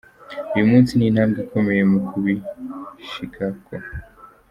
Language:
Kinyarwanda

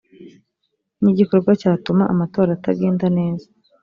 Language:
Kinyarwanda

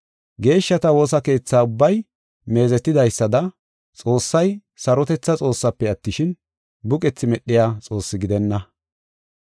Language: Gofa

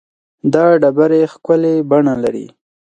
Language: Pashto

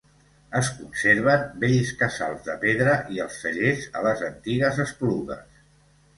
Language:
Catalan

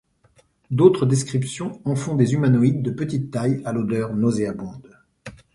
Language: French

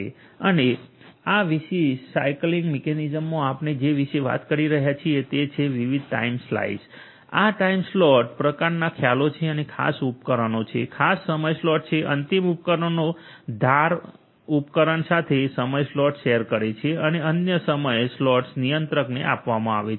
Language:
Gujarati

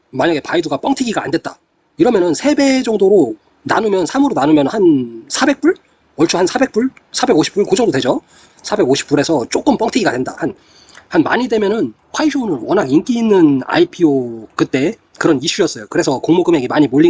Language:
Korean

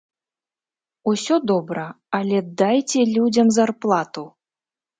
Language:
Belarusian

